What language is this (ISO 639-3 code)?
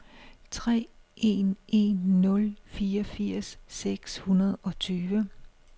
dan